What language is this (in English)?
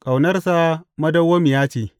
Hausa